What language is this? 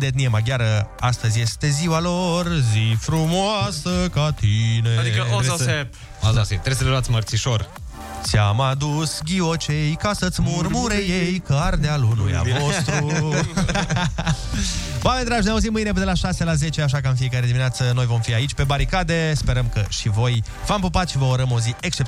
Romanian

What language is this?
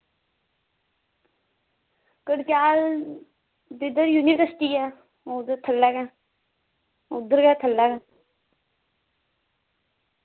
Dogri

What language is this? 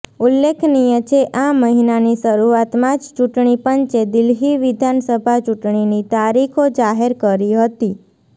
Gujarati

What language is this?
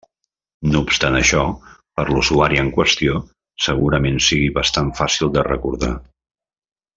Catalan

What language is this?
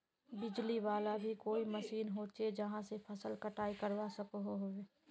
Magahi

